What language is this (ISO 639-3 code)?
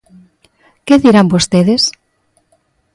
glg